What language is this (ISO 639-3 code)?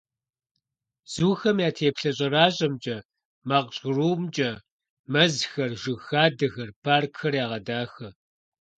kbd